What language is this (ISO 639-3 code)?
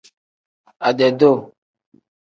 kdh